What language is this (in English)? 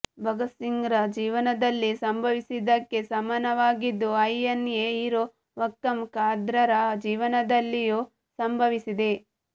Kannada